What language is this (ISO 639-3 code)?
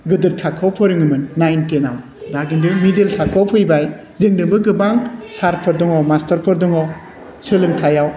brx